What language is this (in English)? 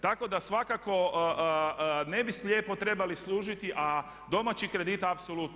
Croatian